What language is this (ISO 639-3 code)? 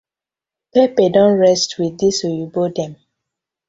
pcm